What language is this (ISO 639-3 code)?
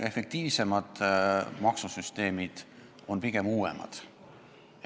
est